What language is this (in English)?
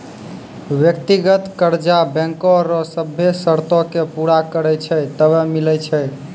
Maithili